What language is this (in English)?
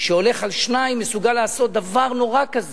Hebrew